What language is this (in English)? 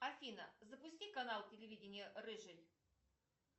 Russian